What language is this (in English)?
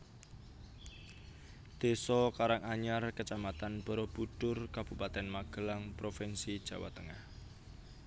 Javanese